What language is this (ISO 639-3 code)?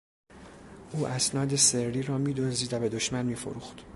fas